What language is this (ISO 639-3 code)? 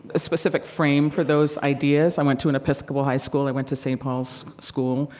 eng